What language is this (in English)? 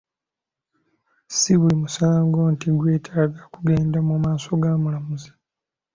Ganda